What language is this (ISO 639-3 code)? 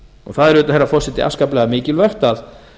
isl